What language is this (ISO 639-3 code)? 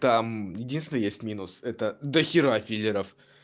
rus